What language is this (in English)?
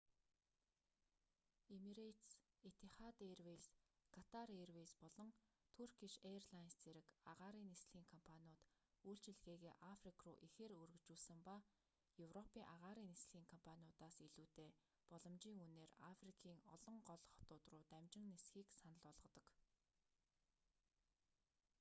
Mongolian